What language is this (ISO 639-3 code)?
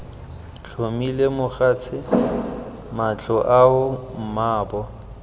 tsn